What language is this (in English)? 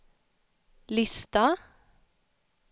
Swedish